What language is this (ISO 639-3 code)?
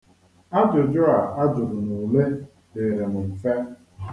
ibo